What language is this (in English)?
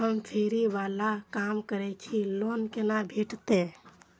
Maithili